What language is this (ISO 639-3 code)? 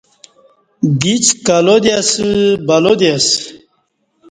bsh